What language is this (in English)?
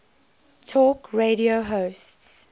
English